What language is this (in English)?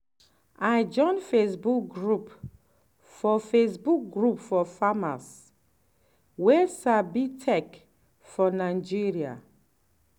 Nigerian Pidgin